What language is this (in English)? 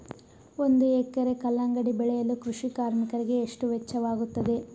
Kannada